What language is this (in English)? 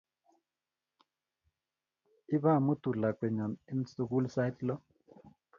Kalenjin